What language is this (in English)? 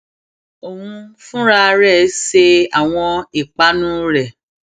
Yoruba